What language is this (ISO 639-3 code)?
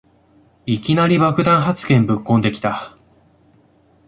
jpn